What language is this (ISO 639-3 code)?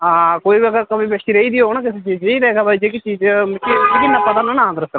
doi